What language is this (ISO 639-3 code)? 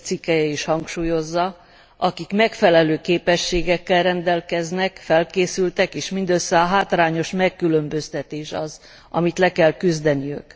hun